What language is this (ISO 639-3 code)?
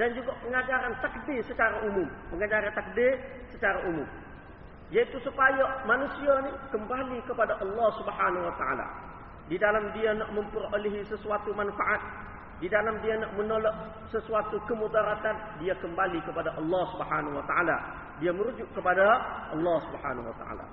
msa